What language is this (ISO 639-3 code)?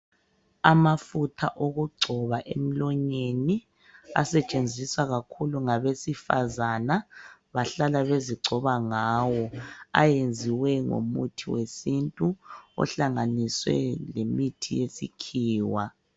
nde